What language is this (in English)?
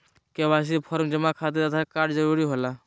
Magahi